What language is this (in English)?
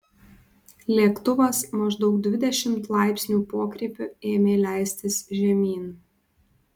Lithuanian